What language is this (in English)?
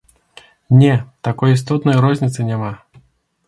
Belarusian